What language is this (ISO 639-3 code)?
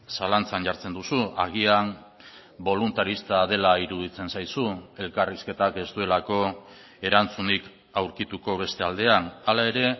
eus